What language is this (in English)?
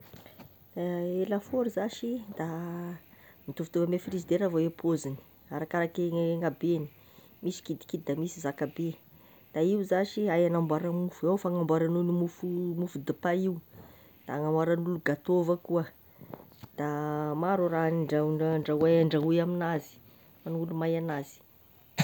Tesaka Malagasy